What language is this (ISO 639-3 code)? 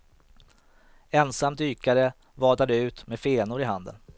swe